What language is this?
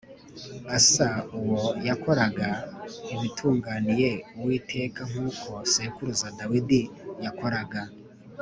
Kinyarwanda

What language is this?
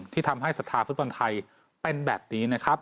Thai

